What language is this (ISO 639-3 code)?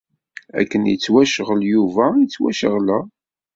kab